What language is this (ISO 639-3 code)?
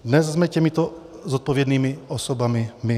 ces